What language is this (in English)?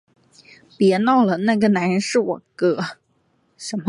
Chinese